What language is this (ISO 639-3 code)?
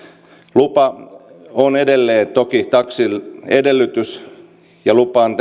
fin